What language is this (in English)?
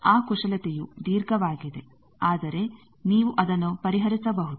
Kannada